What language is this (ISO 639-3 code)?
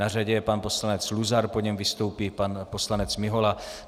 ces